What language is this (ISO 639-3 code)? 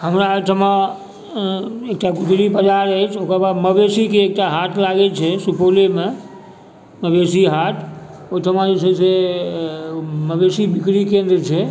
mai